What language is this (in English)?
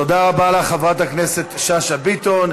Hebrew